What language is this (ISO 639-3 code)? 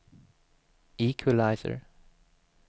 swe